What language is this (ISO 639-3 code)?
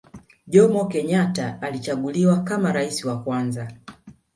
swa